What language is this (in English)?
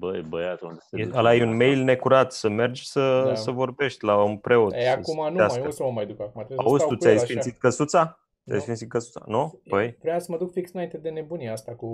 Romanian